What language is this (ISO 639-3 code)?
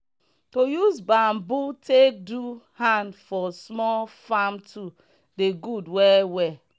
pcm